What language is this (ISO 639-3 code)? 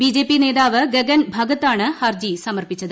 mal